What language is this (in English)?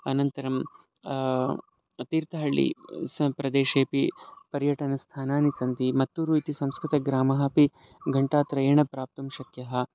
Sanskrit